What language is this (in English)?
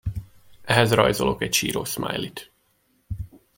Hungarian